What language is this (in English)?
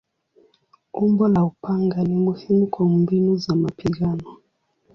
Swahili